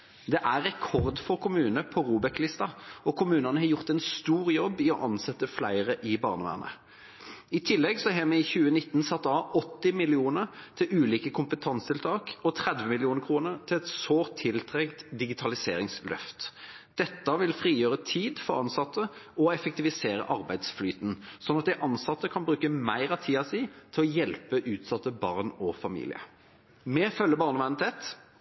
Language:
Norwegian Bokmål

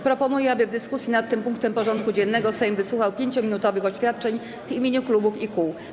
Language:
Polish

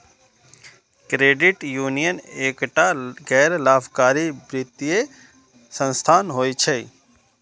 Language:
Maithili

